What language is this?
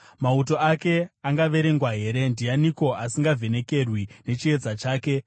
Shona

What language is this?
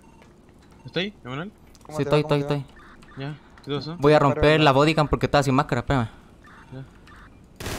Spanish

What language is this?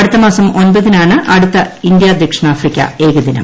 Malayalam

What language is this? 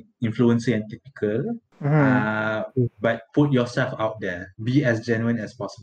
Malay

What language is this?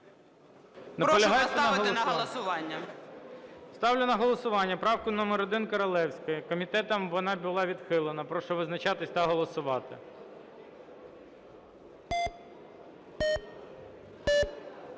Ukrainian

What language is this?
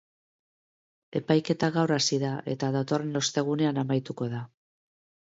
Basque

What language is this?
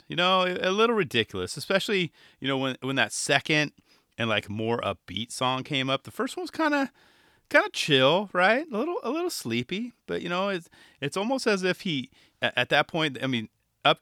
English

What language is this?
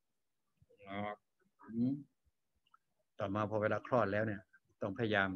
Thai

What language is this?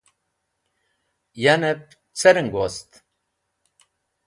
Wakhi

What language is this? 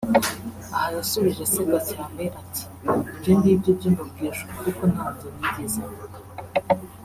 Kinyarwanda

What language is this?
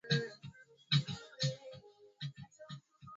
Swahili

